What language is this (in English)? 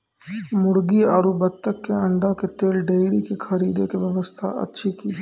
Maithili